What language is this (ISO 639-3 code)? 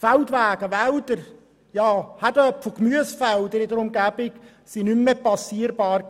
gsw